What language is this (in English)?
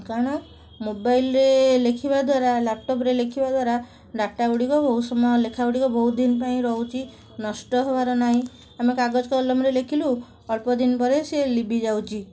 Odia